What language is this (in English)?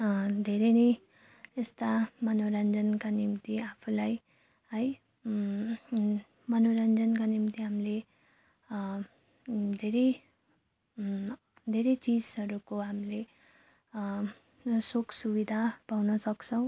Nepali